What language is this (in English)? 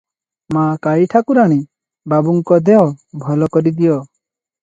Odia